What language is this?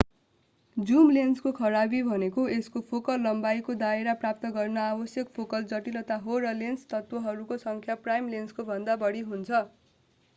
Nepali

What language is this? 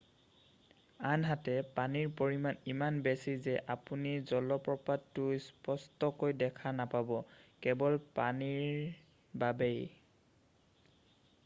Assamese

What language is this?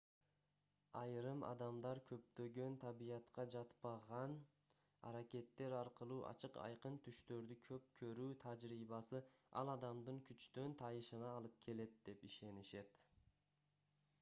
Kyrgyz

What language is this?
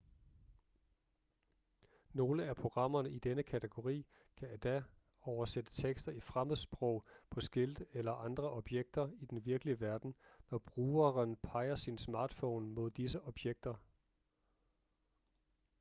Danish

